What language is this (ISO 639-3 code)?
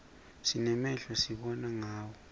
ssw